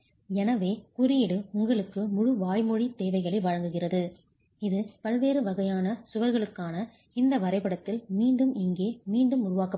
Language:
Tamil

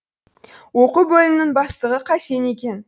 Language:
Kazakh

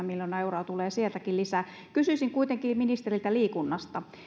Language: Finnish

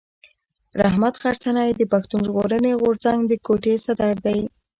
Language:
Pashto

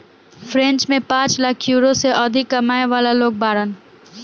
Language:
Bhojpuri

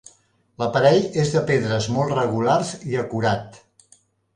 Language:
Catalan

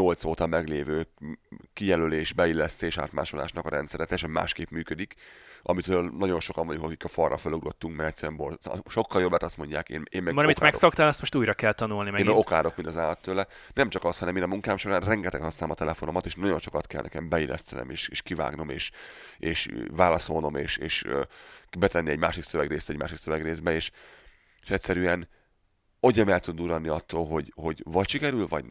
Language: Hungarian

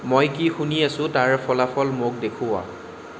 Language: Assamese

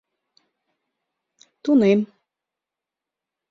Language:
Mari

